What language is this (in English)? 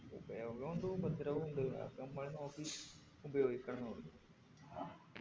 Malayalam